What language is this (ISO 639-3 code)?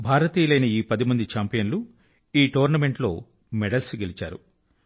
tel